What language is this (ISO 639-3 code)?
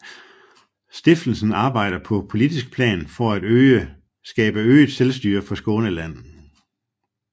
dan